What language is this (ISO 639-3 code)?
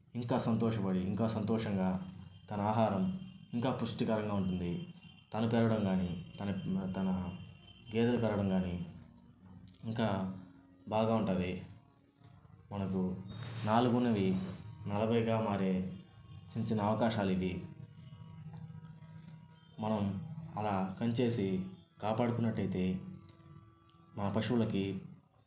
tel